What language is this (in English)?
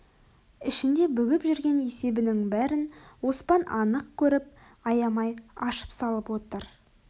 Kazakh